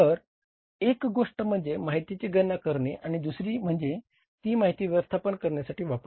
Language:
Marathi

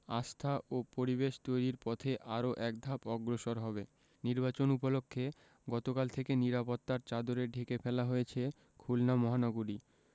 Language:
Bangla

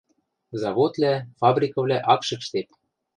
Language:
Western Mari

